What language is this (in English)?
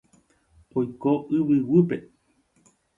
Guarani